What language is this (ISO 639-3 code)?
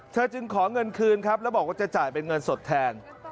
tha